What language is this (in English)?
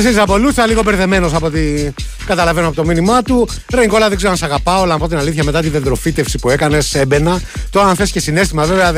Greek